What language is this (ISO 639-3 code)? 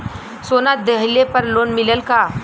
bho